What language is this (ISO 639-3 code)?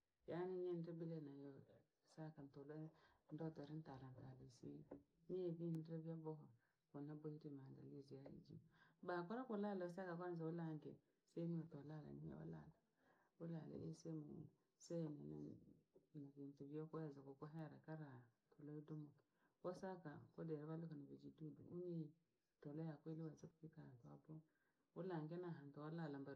lag